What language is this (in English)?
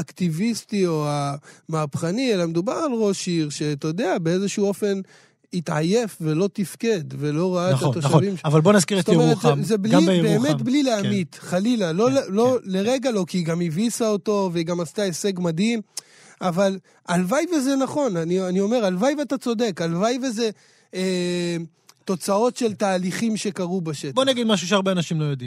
Hebrew